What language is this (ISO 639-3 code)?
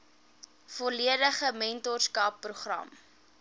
afr